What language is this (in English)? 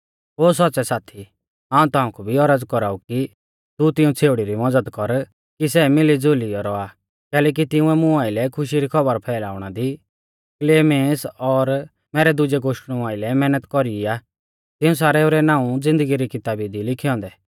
Mahasu Pahari